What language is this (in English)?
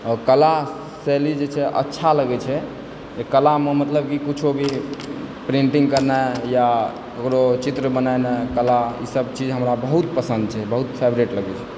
Maithili